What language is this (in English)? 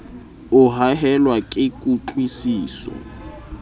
Southern Sotho